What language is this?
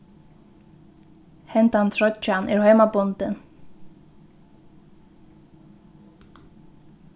Faroese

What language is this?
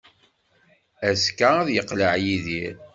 Kabyle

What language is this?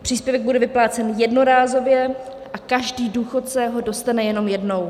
Czech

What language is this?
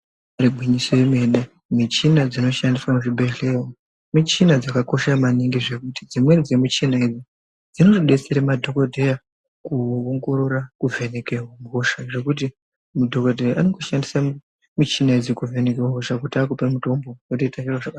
Ndau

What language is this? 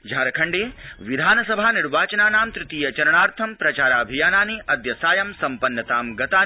Sanskrit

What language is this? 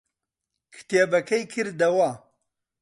Central Kurdish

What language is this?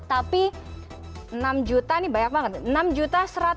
Indonesian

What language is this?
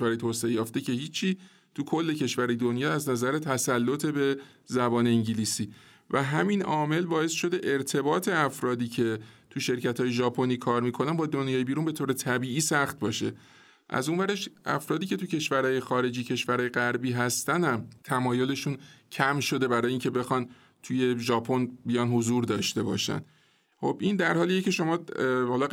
Persian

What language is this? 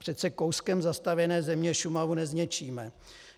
Czech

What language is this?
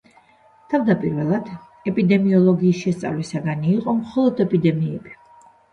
Georgian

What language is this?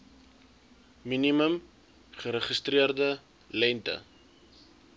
Afrikaans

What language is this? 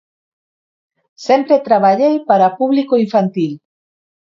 Galician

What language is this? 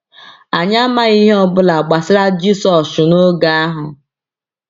Igbo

